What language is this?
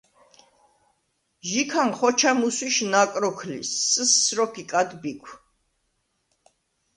Svan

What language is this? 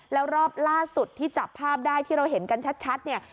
Thai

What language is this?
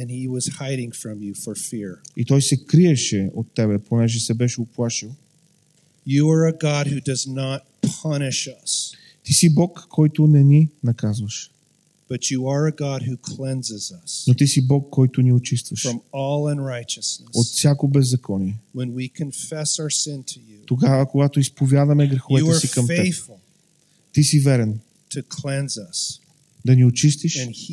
Bulgarian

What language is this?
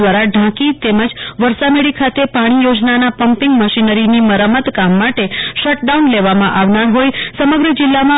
Gujarati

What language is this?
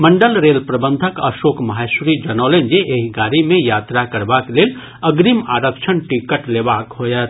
Maithili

